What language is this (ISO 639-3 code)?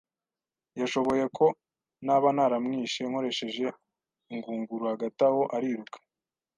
kin